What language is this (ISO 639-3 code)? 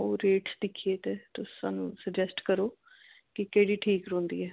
doi